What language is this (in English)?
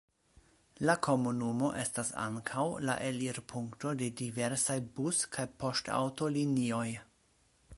Esperanto